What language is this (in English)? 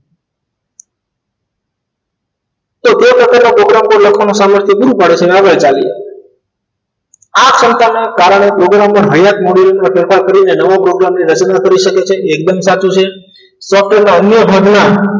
Gujarati